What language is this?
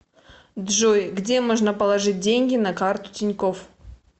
Russian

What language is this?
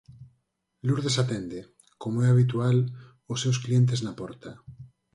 Galician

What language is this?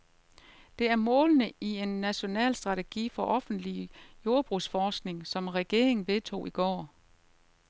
Danish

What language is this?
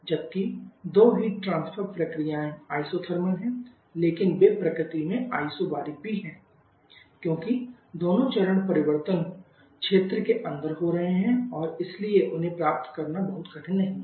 Hindi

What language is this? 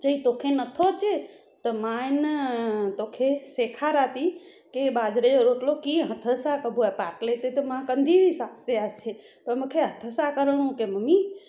Sindhi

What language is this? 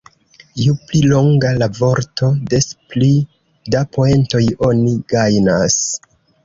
Esperanto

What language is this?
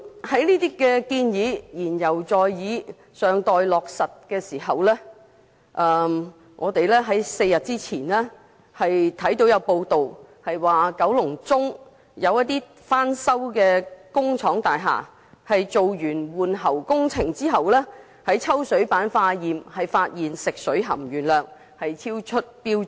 Cantonese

